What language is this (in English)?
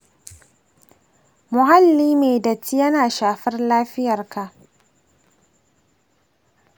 Hausa